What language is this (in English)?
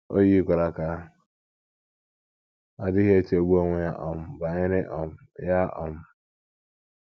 Igbo